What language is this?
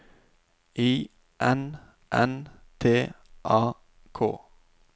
Norwegian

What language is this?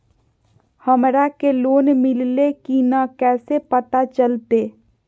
Magahi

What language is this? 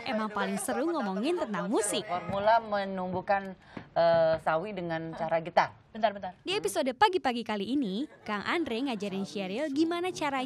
Indonesian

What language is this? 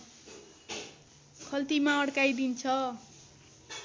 Nepali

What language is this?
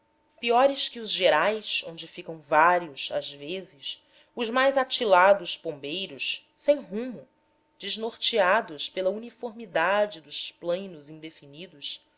Portuguese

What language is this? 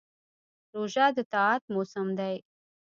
Pashto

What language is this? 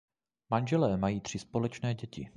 Czech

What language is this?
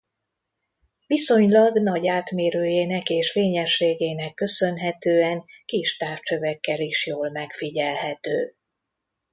Hungarian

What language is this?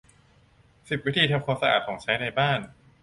Thai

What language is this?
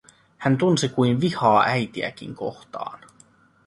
Finnish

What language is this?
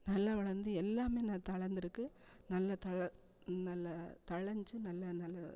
Tamil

